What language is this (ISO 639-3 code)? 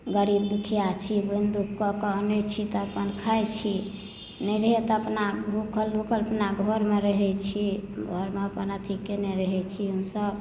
mai